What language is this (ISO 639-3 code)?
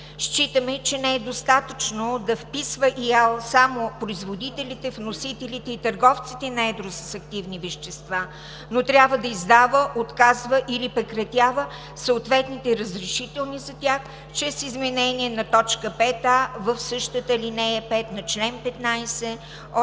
bul